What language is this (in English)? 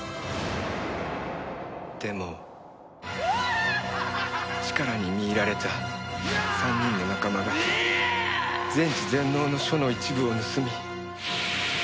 Japanese